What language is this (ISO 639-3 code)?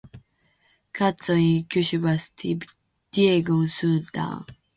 fin